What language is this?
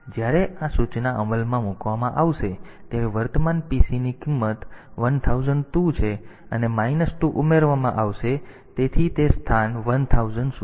Gujarati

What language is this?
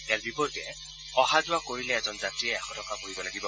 Assamese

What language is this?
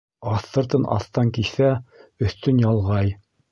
Bashkir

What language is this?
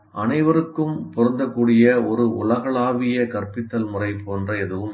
Tamil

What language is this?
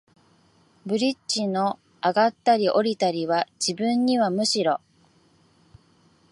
Japanese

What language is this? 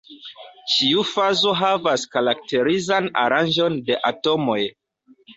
Esperanto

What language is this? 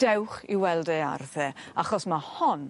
Welsh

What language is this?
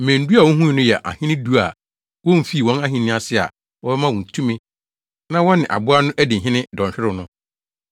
Akan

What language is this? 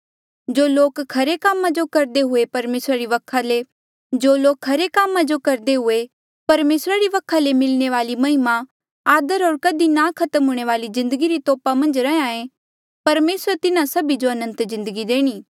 Mandeali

